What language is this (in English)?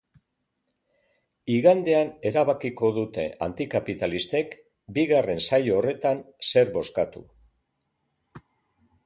Basque